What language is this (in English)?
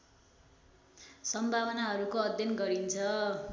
Nepali